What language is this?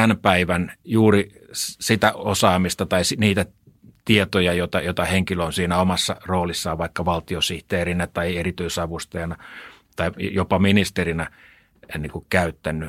Finnish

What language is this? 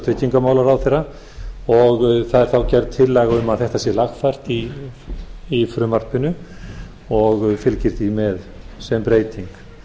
Icelandic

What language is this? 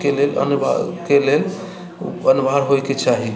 Maithili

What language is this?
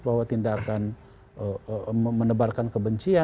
Indonesian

